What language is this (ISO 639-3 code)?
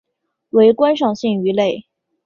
zho